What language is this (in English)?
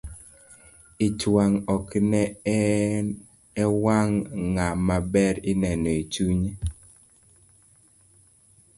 Luo (Kenya and Tanzania)